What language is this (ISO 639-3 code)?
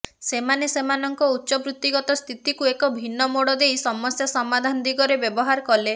ori